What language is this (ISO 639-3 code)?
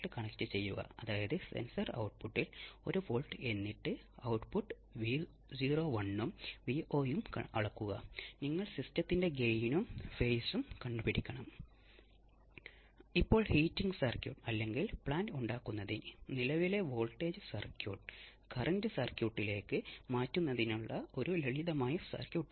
mal